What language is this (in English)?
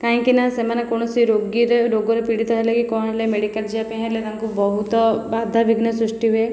Odia